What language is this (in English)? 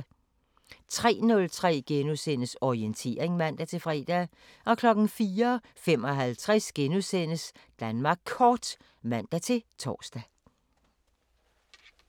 Danish